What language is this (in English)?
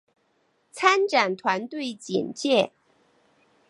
Chinese